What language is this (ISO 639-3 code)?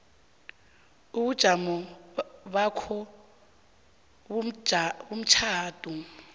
nbl